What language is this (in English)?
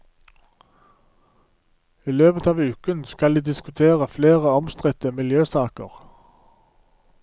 Norwegian